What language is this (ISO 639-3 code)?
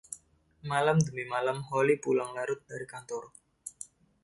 ind